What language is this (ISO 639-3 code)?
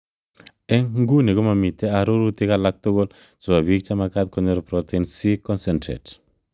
kln